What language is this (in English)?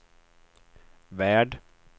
Swedish